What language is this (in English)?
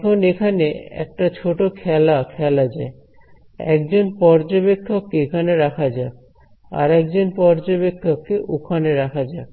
Bangla